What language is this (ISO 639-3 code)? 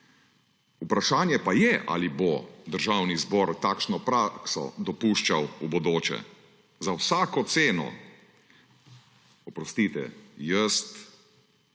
slv